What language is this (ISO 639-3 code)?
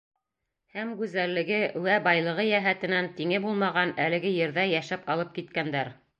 bak